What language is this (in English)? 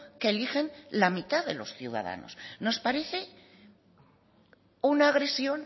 Spanish